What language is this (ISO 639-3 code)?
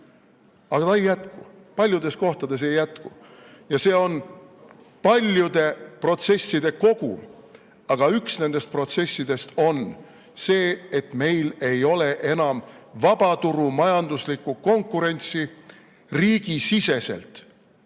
est